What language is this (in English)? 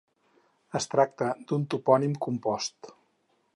Catalan